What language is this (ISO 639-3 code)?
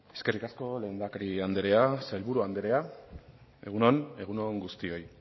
eus